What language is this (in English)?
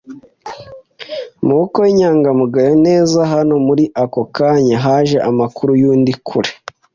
Kinyarwanda